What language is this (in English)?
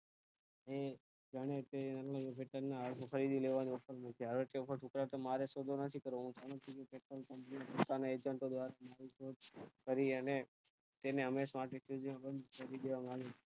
Gujarati